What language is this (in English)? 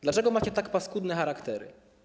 Polish